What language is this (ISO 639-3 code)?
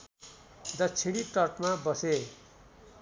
nep